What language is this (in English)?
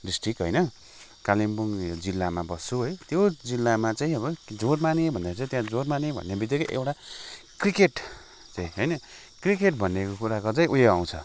Nepali